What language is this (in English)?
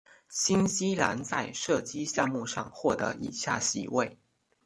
Chinese